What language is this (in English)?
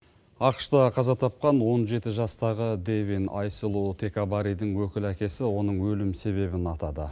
Kazakh